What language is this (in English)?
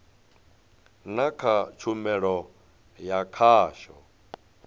Venda